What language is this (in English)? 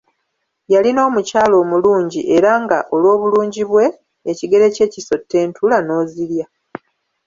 Ganda